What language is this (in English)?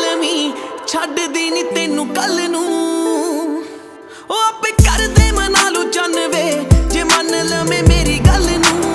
Romanian